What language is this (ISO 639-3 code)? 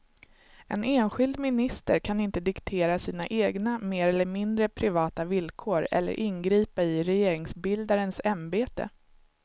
swe